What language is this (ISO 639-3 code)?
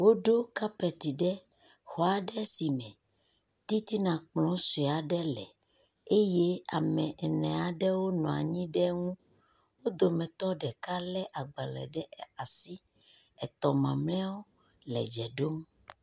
ewe